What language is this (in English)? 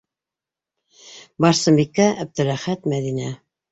Bashkir